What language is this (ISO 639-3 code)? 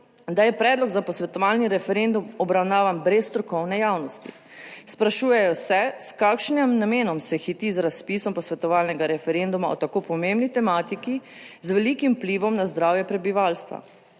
slv